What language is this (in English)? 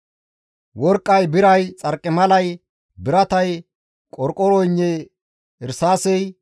Gamo